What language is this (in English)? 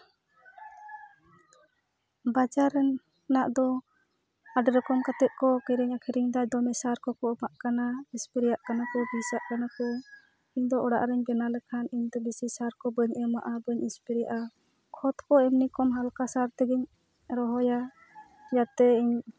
Santali